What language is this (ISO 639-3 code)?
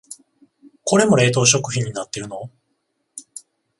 jpn